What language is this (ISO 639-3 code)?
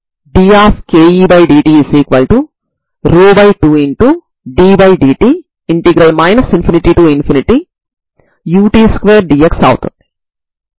tel